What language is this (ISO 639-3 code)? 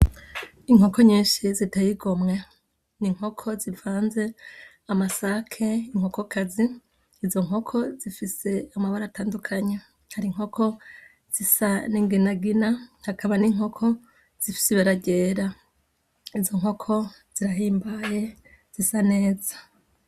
run